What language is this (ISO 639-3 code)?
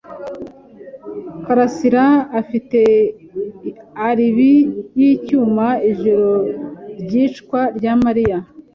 kin